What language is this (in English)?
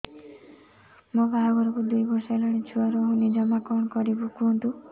Odia